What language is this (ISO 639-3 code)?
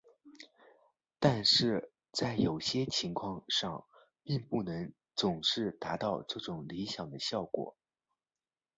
zho